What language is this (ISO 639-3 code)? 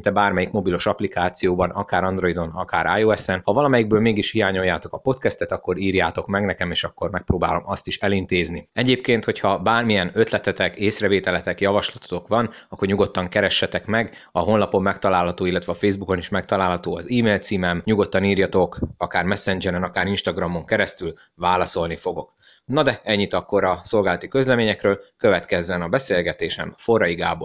hun